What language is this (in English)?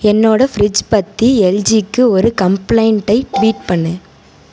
Tamil